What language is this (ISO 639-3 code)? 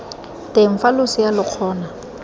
tsn